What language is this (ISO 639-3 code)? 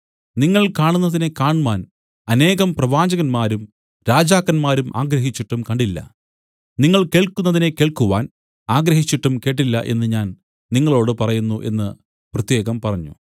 mal